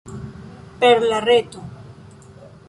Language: Esperanto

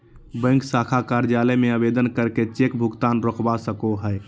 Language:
Magahi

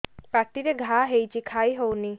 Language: Odia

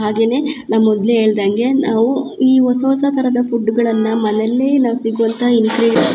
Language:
Kannada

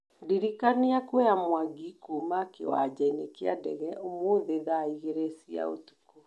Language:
Kikuyu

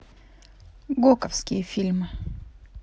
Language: Russian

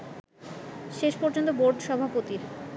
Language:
Bangla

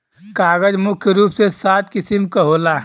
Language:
Bhojpuri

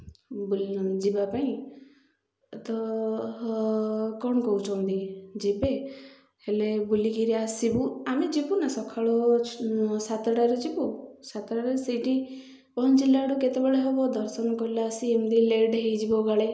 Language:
Odia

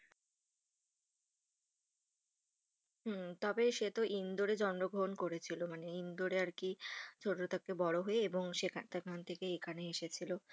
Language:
Bangla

